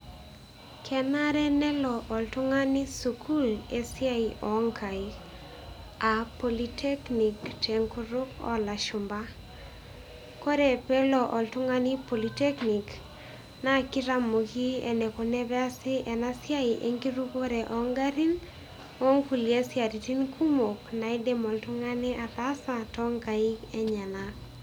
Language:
Masai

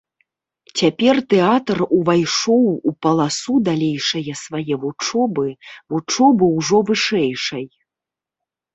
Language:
Belarusian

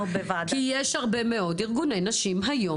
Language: Hebrew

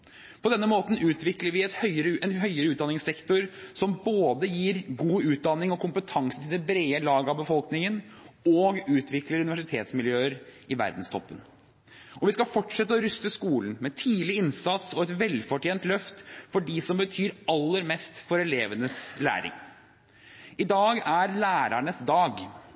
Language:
Norwegian Bokmål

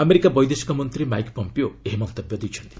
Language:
Odia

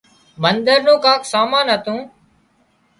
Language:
Wadiyara Koli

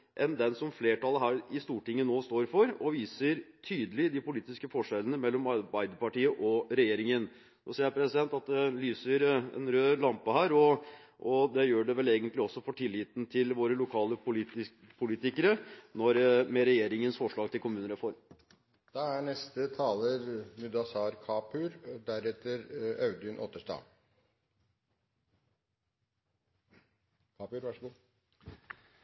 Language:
Norwegian Bokmål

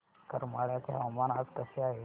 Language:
Marathi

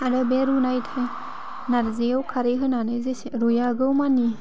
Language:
Bodo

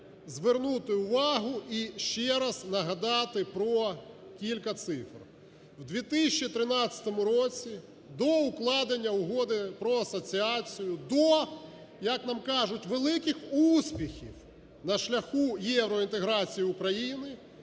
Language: Ukrainian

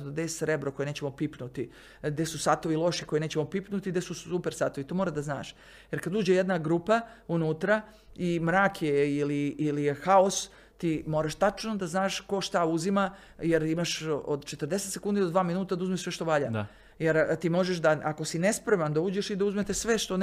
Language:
Croatian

